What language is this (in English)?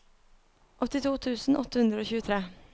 Norwegian